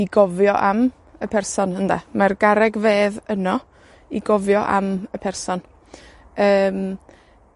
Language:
Welsh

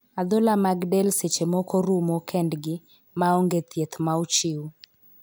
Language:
Luo (Kenya and Tanzania)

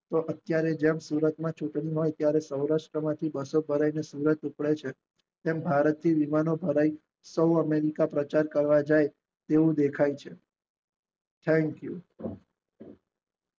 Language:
Gujarati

